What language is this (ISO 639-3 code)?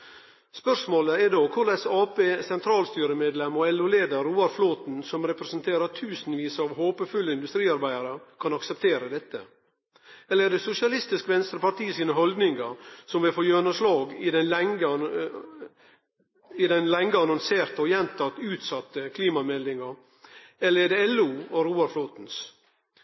nno